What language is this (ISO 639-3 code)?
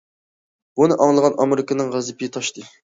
uig